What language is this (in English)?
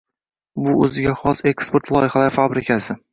Uzbek